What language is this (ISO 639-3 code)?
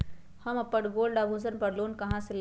mag